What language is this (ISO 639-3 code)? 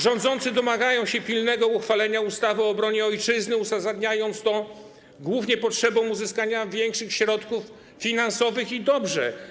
pol